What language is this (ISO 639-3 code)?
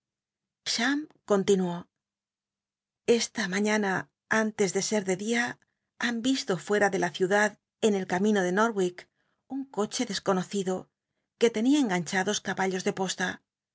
spa